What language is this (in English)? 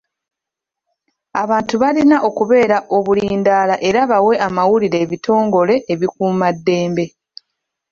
Ganda